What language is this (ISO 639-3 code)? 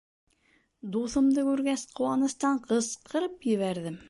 bak